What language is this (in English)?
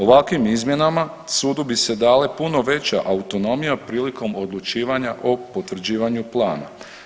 Croatian